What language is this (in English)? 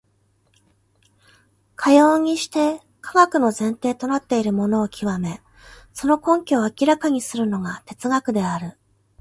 Japanese